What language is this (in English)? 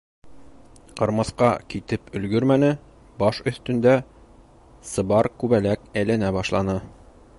Bashkir